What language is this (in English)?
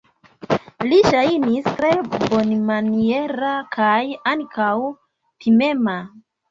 Esperanto